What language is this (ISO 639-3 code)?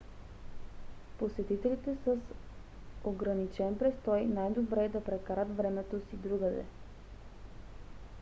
bul